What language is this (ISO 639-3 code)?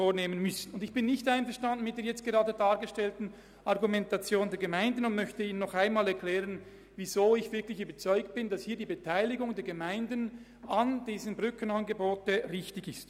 gsw